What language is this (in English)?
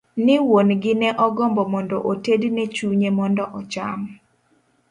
Luo (Kenya and Tanzania)